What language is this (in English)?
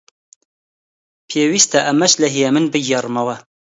Central Kurdish